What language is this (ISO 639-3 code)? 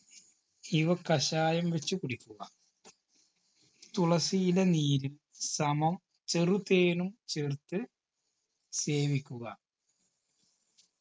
mal